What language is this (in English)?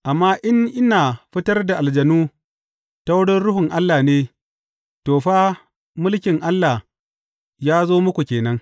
Hausa